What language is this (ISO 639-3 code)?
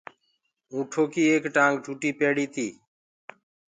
ggg